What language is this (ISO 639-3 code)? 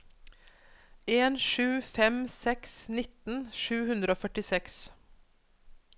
nor